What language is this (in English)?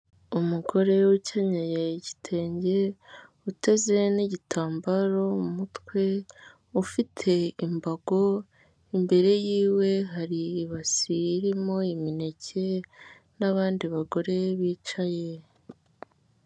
Kinyarwanda